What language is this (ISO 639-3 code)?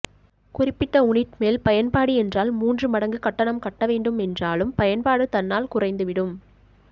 tam